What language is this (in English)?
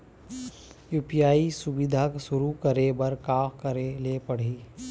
Chhattisgarhi